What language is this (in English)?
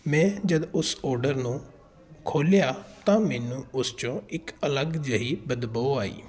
Punjabi